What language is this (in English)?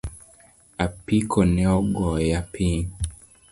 Luo (Kenya and Tanzania)